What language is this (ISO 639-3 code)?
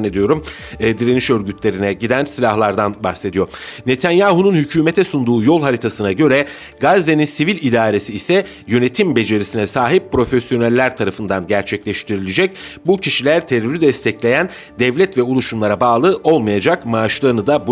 tur